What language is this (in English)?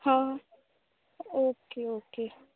Marathi